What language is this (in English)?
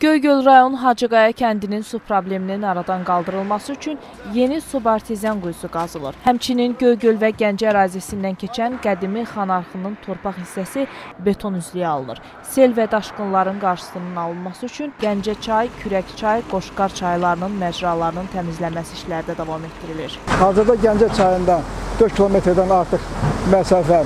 Turkish